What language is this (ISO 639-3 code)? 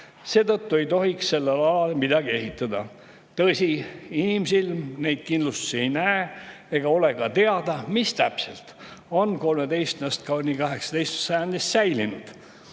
est